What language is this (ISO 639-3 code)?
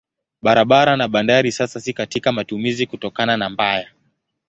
swa